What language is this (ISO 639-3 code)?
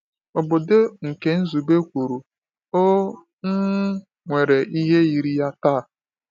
ibo